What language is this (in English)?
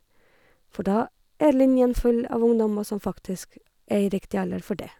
Norwegian